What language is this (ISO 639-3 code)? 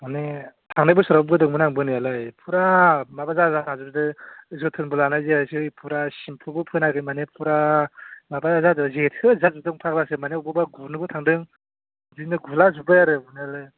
brx